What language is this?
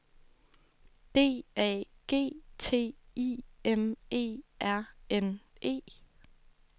Danish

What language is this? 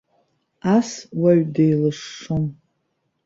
Abkhazian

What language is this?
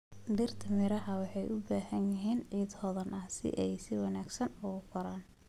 Somali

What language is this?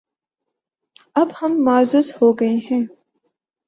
Urdu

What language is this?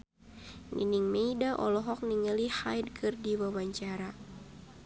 Sundanese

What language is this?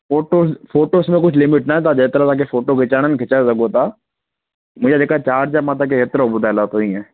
Sindhi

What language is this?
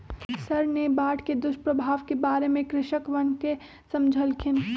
Magahi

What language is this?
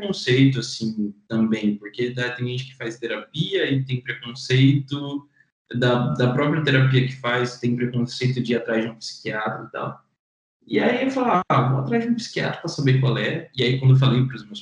Portuguese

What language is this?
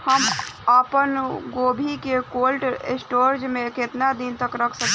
Bhojpuri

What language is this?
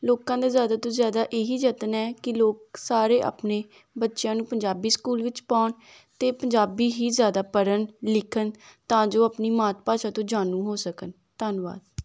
Punjabi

